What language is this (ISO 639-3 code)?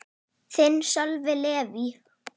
isl